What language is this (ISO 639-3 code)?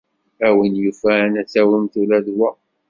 kab